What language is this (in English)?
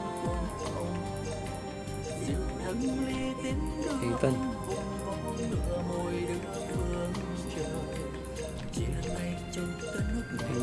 Vietnamese